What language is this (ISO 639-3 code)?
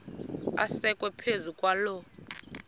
xho